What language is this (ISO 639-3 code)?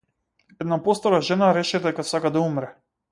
mkd